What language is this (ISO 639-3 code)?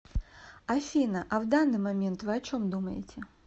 rus